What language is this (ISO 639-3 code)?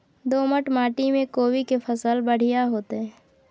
mai